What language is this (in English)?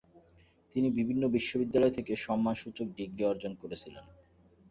Bangla